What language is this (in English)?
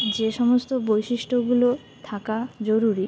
Bangla